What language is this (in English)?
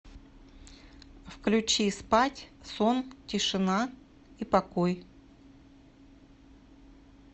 Russian